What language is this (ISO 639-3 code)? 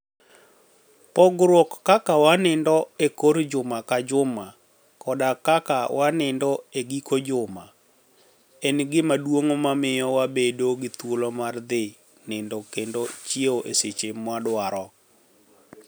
luo